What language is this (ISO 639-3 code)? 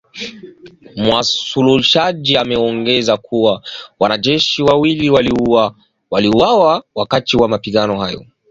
swa